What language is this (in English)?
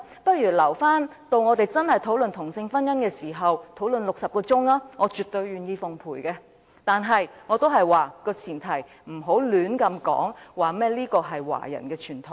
Cantonese